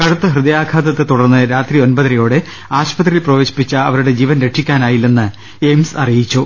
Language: Malayalam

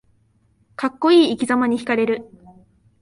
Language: Japanese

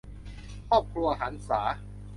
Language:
Thai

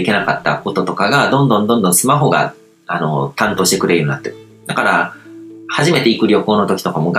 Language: Japanese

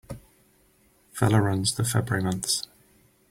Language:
English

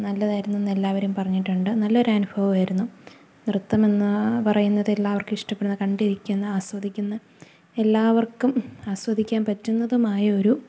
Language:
Malayalam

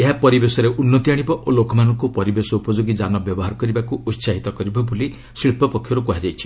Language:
Odia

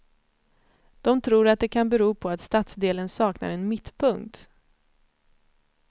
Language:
Swedish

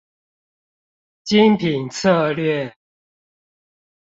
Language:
Chinese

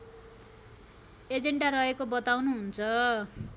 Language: Nepali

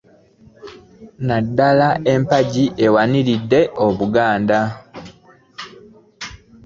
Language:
Ganda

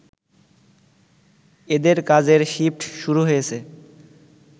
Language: Bangla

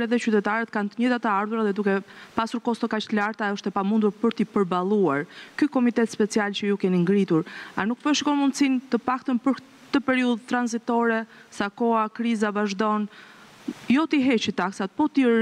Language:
Romanian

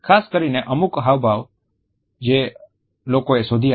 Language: Gujarati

